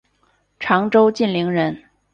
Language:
Chinese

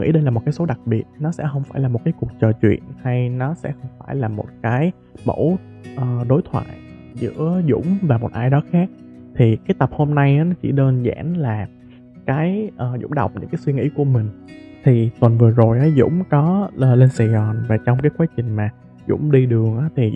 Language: Vietnamese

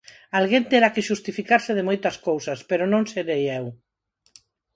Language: Galician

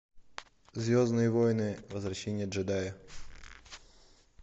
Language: Russian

